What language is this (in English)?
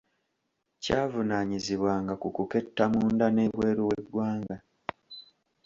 Ganda